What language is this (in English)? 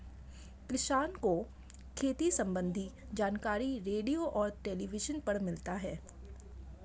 Hindi